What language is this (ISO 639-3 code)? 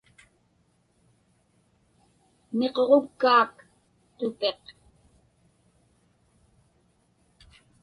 ipk